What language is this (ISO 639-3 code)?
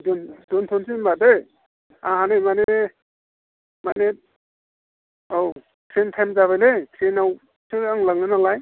brx